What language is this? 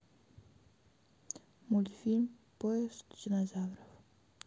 Russian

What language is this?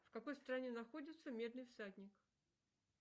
Russian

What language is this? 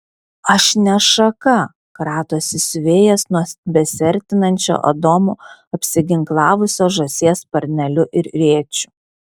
Lithuanian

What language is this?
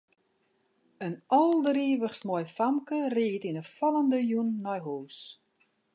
Western Frisian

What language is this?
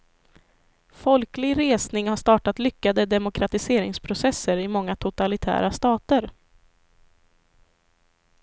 Swedish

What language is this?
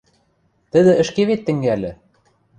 Western Mari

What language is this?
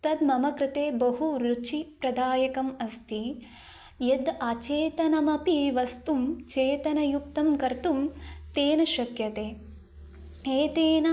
Sanskrit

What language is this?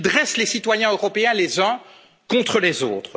French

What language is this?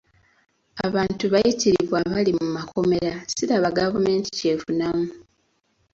Ganda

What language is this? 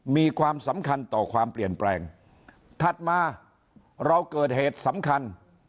Thai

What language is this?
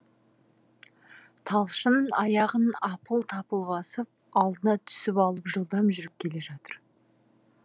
Kazakh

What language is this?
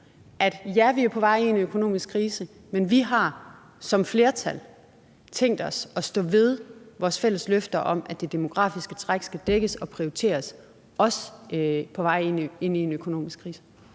Danish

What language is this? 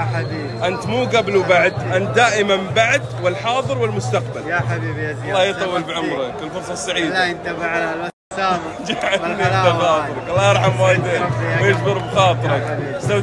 Arabic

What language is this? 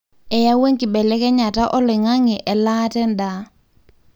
Masai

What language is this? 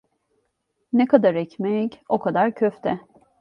Turkish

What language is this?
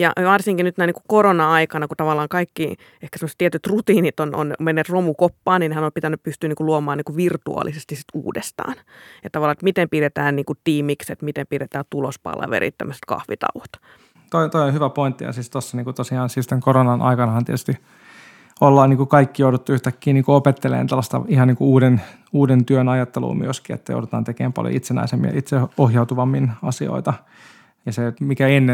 Finnish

